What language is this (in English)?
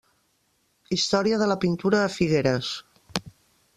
Catalan